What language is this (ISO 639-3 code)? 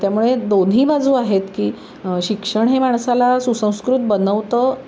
mar